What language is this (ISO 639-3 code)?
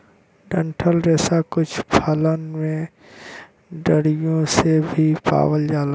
bho